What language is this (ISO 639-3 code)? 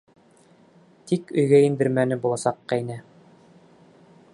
bak